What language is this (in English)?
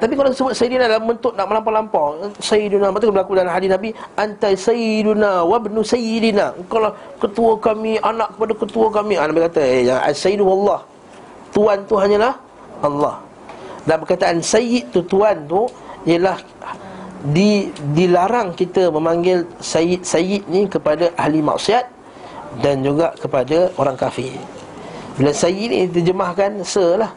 Malay